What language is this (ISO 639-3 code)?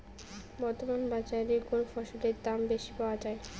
ben